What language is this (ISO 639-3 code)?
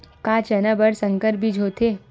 hne